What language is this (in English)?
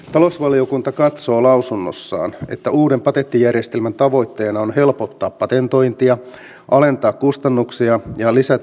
Finnish